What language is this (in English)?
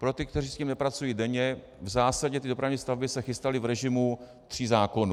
Czech